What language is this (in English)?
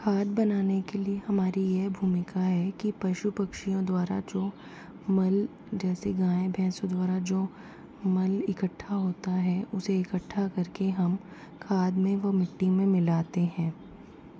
Hindi